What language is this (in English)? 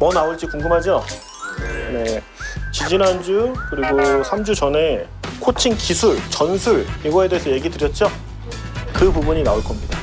Korean